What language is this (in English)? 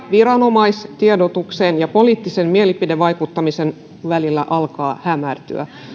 Finnish